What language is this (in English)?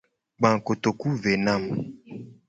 Gen